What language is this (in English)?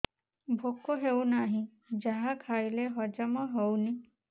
Odia